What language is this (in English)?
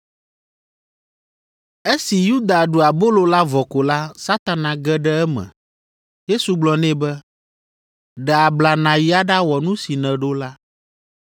Ewe